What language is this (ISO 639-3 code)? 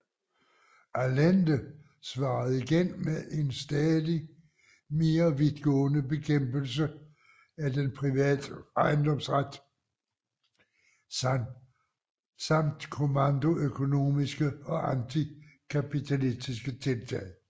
dan